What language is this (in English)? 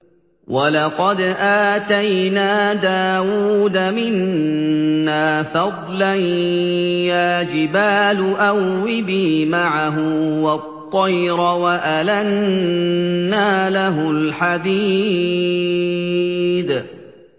Arabic